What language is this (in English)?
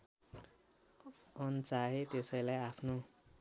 Nepali